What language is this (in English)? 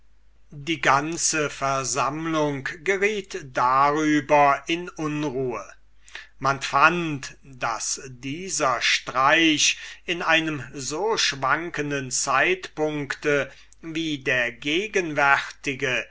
German